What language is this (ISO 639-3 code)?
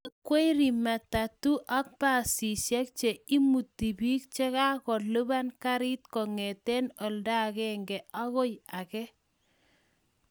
kln